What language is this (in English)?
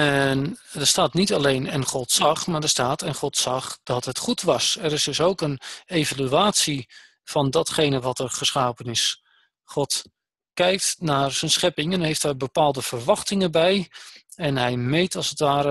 Dutch